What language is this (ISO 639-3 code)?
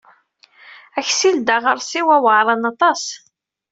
kab